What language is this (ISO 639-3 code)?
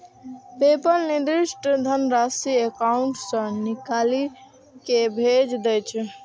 mai